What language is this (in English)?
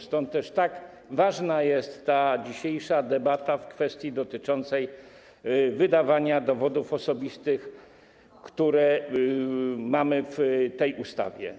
Polish